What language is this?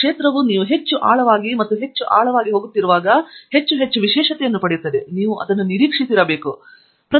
Kannada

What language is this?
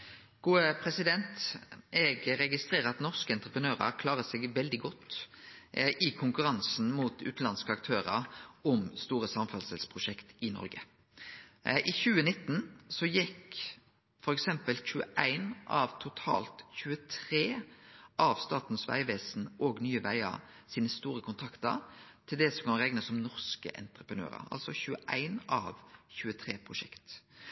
Norwegian Nynorsk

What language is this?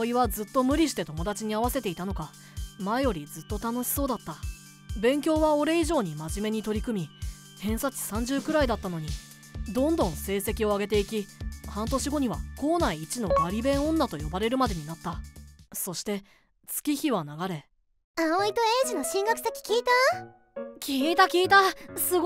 Japanese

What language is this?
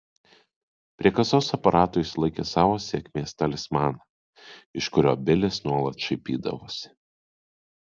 Lithuanian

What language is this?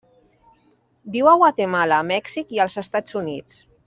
Catalan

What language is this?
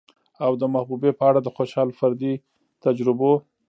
Pashto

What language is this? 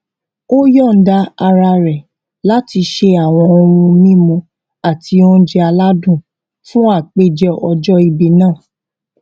Yoruba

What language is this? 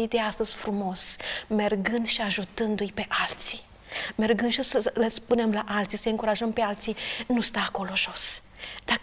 Romanian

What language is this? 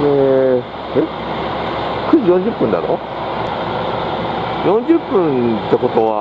Japanese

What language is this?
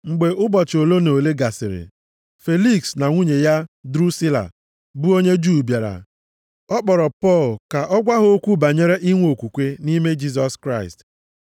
Igbo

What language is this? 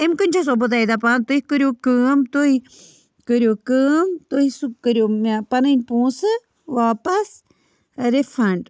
Kashmiri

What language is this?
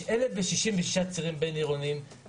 Hebrew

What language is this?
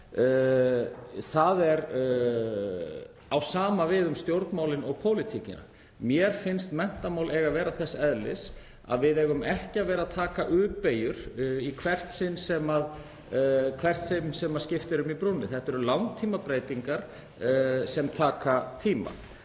Icelandic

